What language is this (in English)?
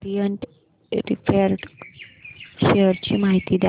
Marathi